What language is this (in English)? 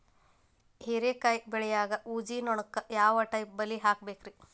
Kannada